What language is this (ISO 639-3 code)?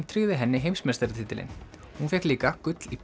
isl